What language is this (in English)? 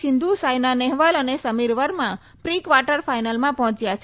Gujarati